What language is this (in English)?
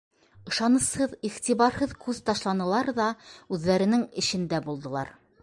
Bashkir